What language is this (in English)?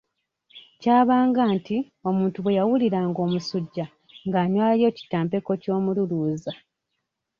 Ganda